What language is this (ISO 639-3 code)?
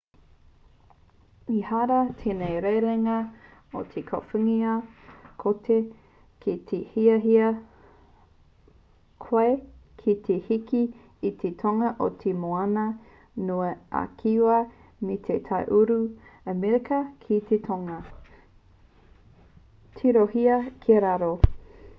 mri